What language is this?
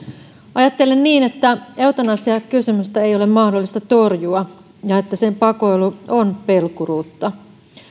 Finnish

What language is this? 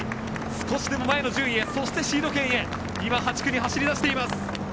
Japanese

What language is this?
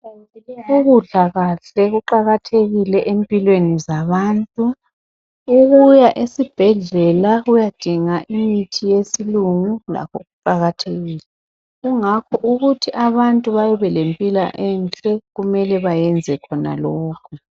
North Ndebele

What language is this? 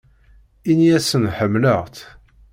Kabyle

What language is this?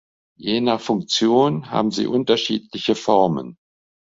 German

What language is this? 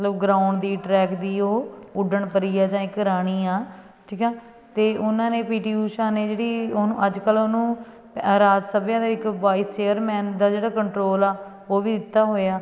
Punjabi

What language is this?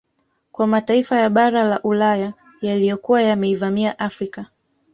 Swahili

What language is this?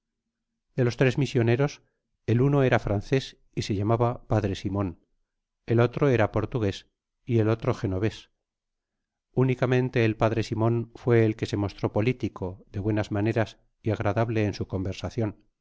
Spanish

